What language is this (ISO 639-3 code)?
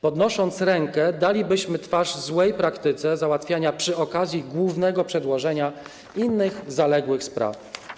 pol